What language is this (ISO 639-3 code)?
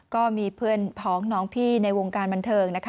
tha